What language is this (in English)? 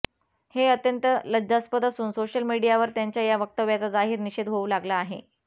Marathi